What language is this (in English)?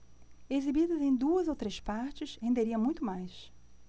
Portuguese